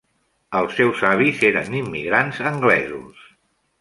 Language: Catalan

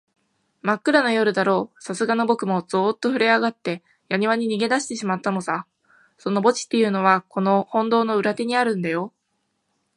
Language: Japanese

